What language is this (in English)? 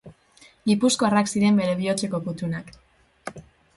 Basque